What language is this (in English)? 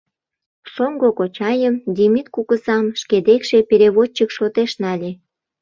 Mari